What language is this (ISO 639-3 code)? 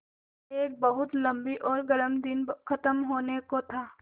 hin